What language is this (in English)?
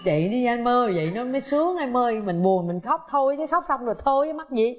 Vietnamese